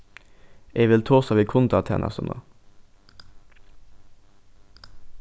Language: Faroese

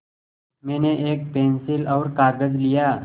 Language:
Hindi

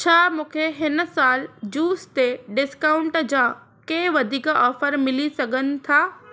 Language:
Sindhi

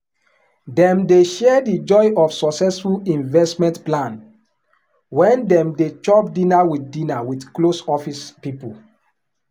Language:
Nigerian Pidgin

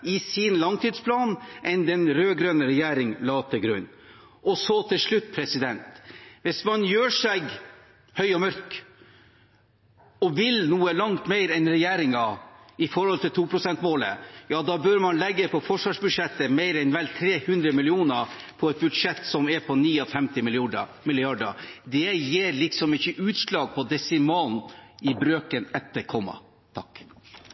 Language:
Norwegian Bokmål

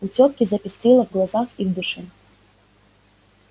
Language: Russian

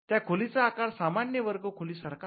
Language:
Marathi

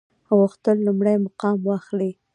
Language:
Pashto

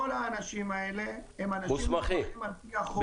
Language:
Hebrew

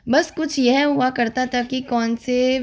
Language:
Hindi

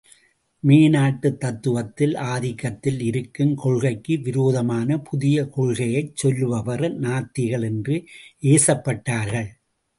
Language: Tamil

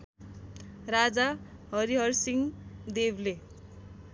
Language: Nepali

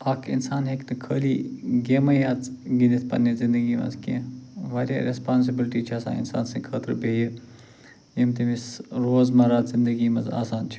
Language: Kashmiri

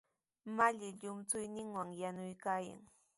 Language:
Sihuas Ancash Quechua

